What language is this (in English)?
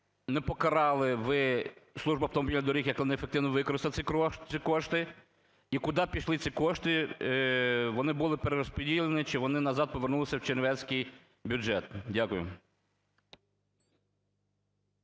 Ukrainian